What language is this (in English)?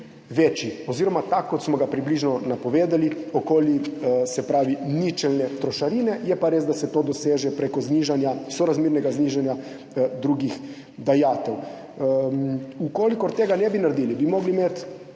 Slovenian